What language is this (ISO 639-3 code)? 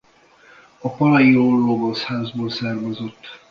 hun